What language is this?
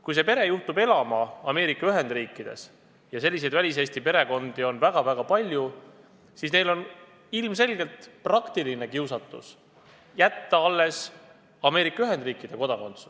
Estonian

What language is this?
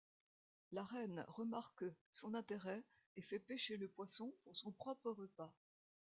French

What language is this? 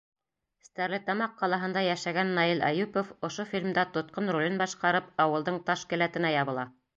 Bashkir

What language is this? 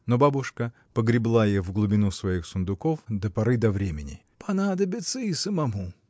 Russian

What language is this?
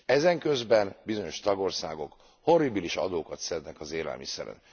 Hungarian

